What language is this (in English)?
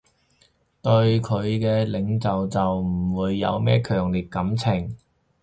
Cantonese